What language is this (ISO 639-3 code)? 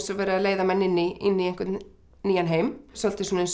isl